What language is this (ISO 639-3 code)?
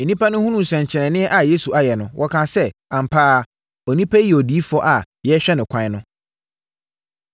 aka